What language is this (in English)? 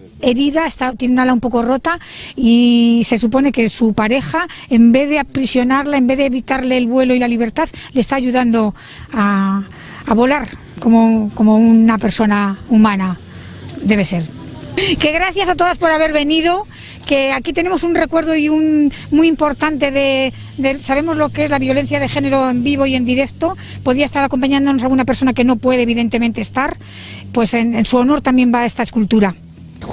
Spanish